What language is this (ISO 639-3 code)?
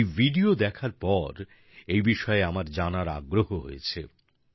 ben